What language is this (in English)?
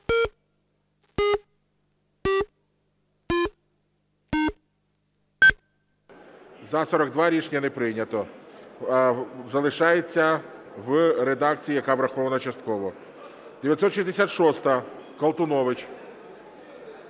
Ukrainian